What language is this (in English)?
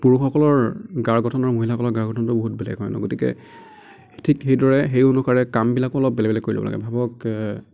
Assamese